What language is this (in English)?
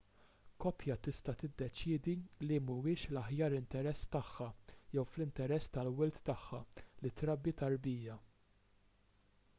Maltese